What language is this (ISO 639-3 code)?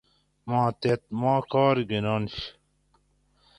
gwc